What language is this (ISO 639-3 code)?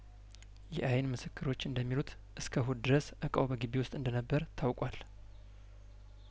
amh